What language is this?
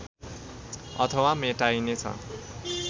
Nepali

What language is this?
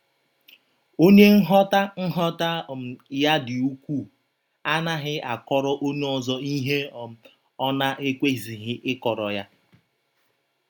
Igbo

